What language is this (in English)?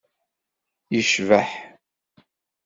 Kabyle